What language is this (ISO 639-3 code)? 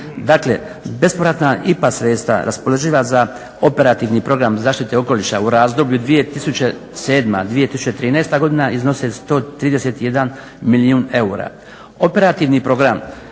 hrv